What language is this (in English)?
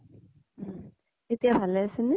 Assamese